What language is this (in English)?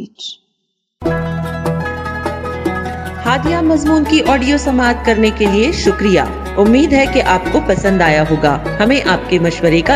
Urdu